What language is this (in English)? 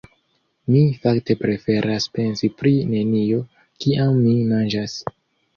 Esperanto